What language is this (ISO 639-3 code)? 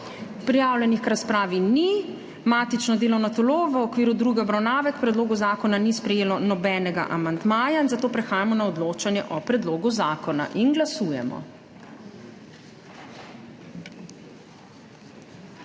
slv